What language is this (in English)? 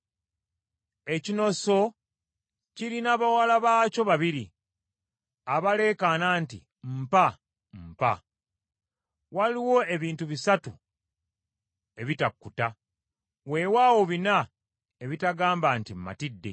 Ganda